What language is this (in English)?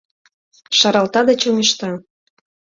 Mari